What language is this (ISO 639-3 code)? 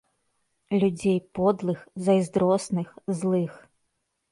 bel